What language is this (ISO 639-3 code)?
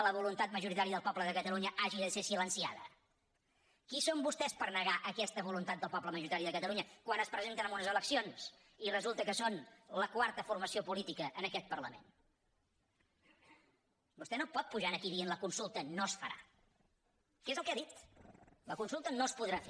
cat